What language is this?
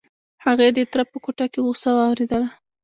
Pashto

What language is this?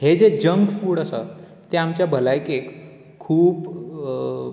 Konkani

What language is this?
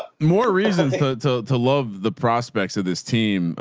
English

